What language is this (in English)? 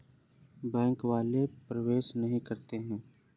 Hindi